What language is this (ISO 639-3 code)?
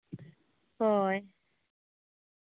sat